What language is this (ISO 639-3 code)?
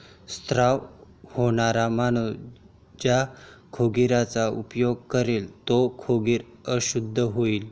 mar